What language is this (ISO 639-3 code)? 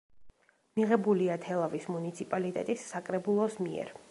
kat